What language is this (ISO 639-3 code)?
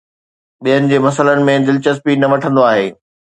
snd